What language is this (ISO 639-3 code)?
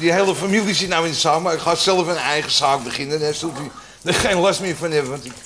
nld